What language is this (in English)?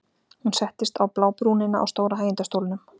Icelandic